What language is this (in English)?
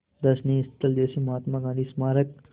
Hindi